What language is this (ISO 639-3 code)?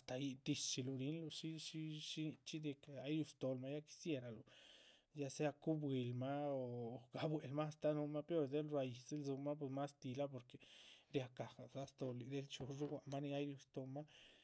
zpv